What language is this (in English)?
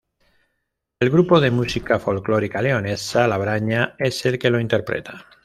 Spanish